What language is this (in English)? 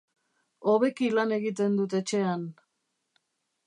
Basque